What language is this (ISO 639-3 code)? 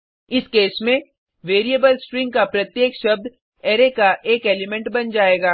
hin